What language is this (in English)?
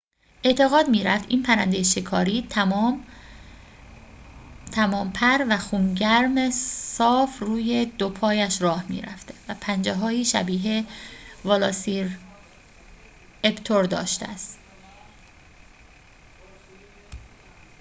Persian